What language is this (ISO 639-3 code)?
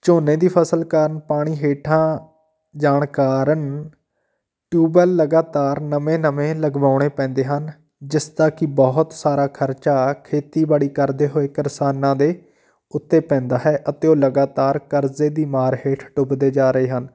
pan